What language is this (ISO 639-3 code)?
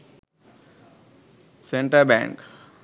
sin